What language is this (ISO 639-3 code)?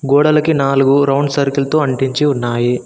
tel